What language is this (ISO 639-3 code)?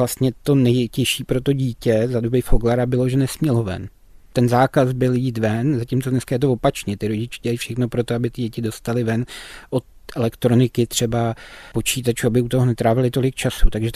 ces